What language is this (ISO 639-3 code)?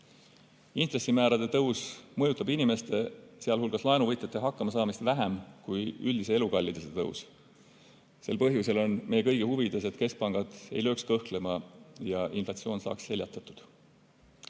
est